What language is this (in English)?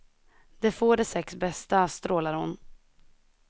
Swedish